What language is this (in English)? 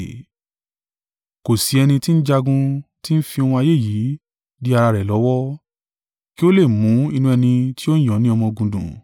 Yoruba